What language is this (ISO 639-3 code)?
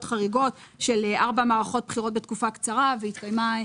heb